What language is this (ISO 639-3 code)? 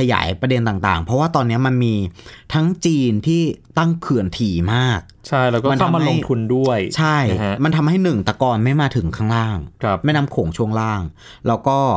tha